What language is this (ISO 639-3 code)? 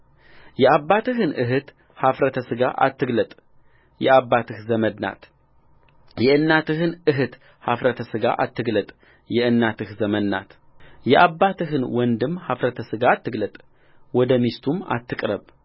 amh